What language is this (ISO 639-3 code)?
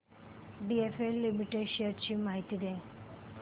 mar